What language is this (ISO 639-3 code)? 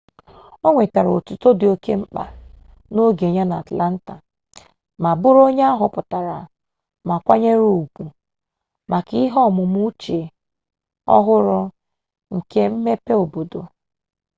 ibo